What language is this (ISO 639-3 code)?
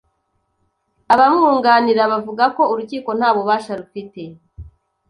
kin